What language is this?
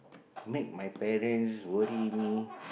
English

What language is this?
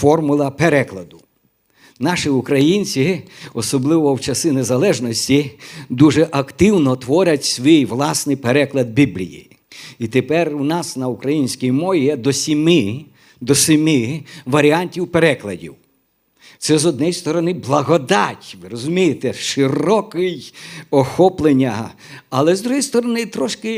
Ukrainian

